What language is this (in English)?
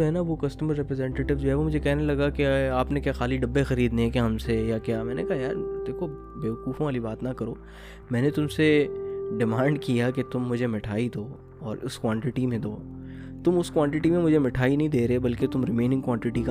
Urdu